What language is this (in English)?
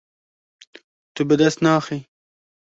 Kurdish